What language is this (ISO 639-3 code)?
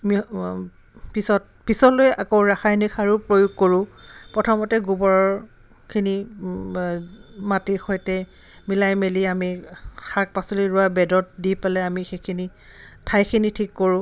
asm